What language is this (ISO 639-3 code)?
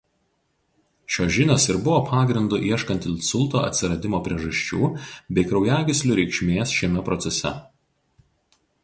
lit